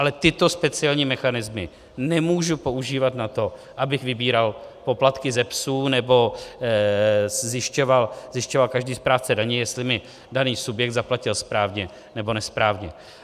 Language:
Czech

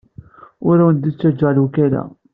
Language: Kabyle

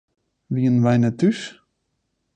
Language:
Western Frisian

